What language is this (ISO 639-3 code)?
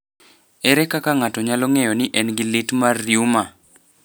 luo